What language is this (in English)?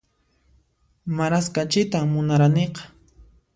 Puno Quechua